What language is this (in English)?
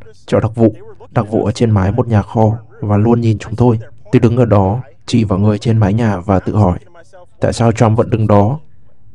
Vietnamese